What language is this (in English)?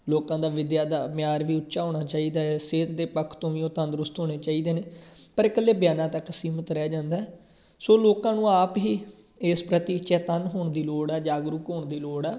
Punjabi